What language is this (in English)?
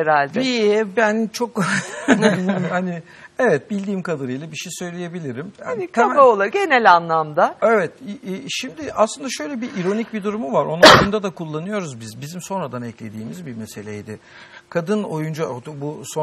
Turkish